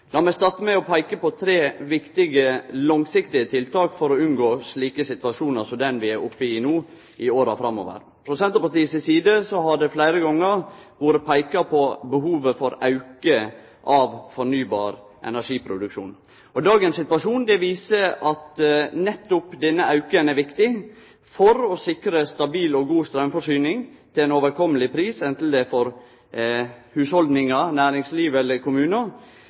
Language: Norwegian Nynorsk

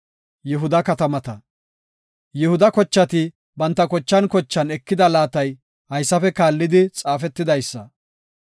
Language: Gofa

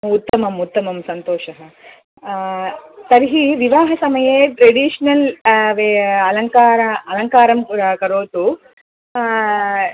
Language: Sanskrit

